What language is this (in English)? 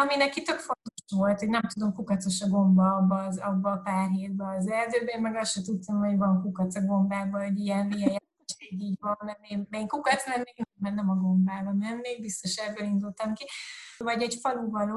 Hungarian